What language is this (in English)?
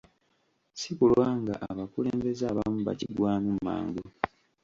Ganda